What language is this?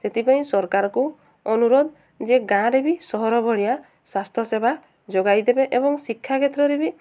Odia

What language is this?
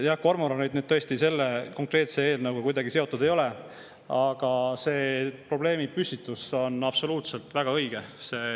Estonian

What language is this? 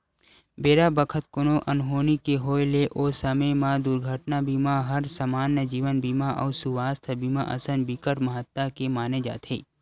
Chhattisgarhi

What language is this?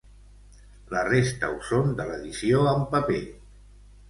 Catalan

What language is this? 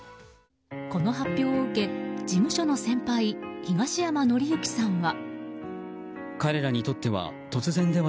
Japanese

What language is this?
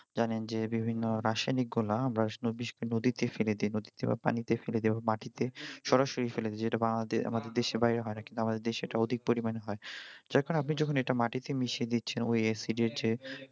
Bangla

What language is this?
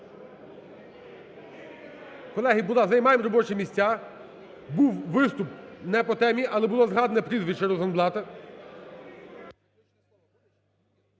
Ukrainian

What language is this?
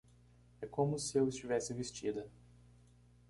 Portuguese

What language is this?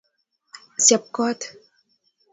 Kalenjin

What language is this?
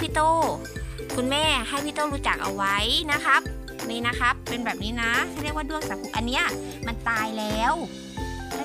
Thai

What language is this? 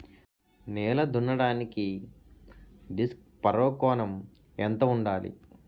Telugu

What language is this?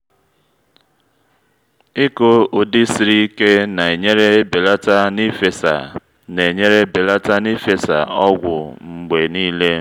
Igbo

